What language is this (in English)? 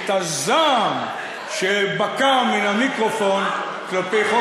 Hebrew